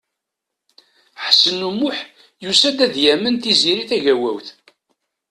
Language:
Kabyle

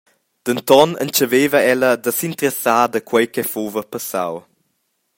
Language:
Romansh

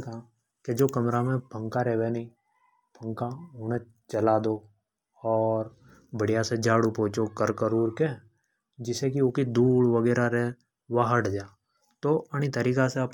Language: Hadothi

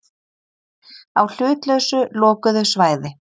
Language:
Icelandic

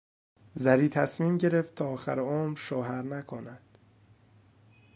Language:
Persian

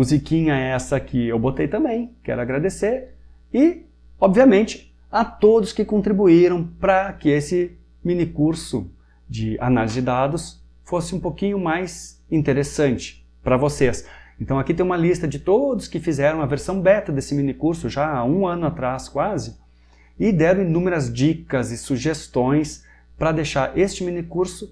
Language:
Portuguese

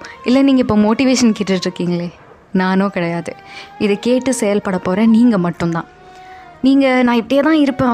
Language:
Tamil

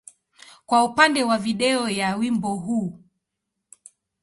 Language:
Swahili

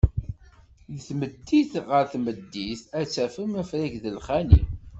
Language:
Kabyle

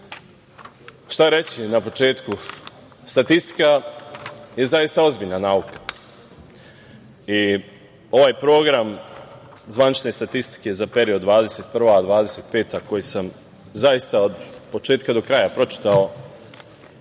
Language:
Serbian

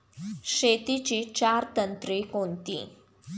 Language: Marathi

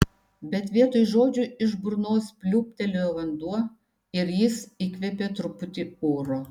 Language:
Lithuanian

